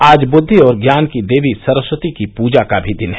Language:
Hindi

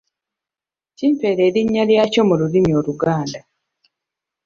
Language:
Ganda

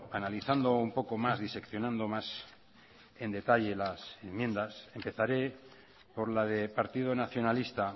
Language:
Spanish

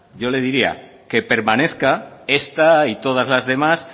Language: Spanish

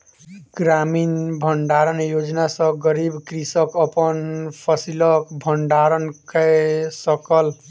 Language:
Maithili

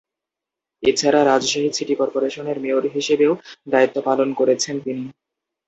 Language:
Bangla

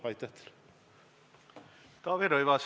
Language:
Estonian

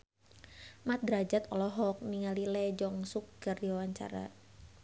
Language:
Sundanese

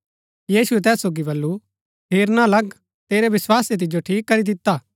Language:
Gaddi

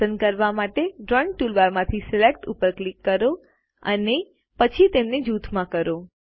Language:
Gujarati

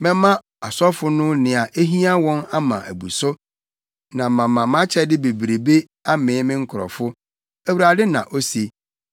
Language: Akan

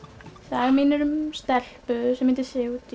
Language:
Icelandic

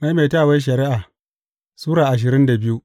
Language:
Hausa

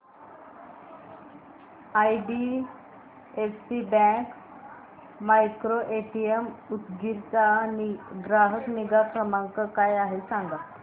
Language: Marathi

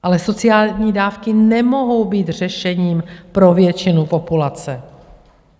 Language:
Czech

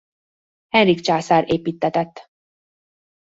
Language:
Hungarian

